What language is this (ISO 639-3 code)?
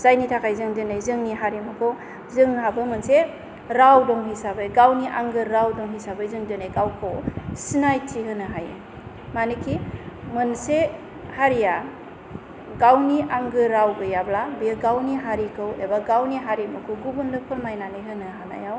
brx